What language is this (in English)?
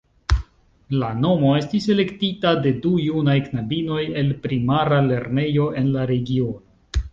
Esperanto